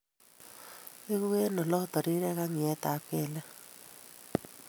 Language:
Kalenjin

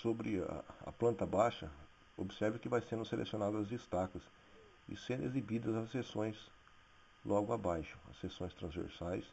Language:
Portuguese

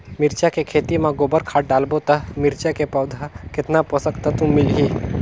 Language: Chhattisgarhi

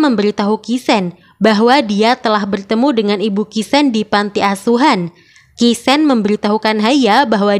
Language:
Indonesian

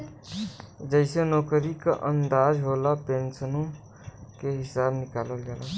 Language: Bhojpuri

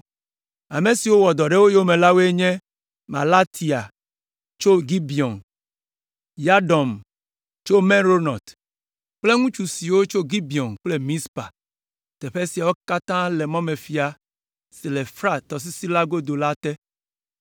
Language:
Ewe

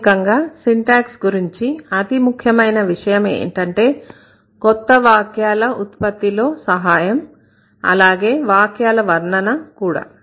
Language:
Telugu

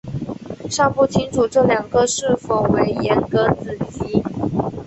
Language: Chinese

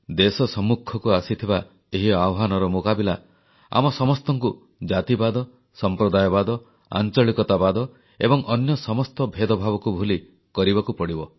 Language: Odia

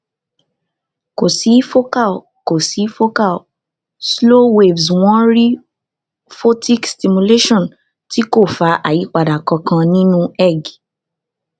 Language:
Yoruba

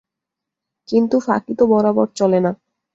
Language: Bangla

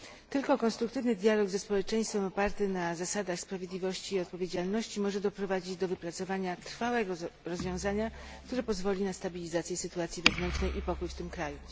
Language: Polish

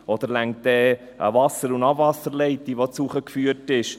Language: Swiss German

